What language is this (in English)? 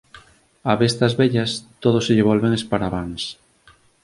Galician